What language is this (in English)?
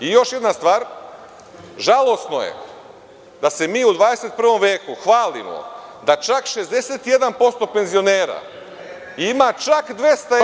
Serbian